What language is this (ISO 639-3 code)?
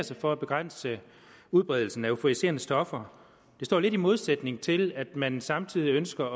dan